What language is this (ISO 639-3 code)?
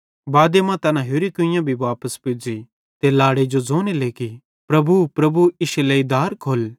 bhd